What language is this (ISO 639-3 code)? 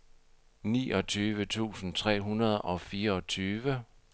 dan